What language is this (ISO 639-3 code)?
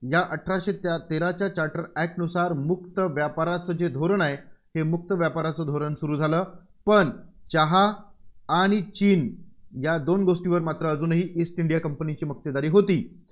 mar